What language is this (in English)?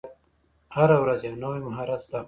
Pashto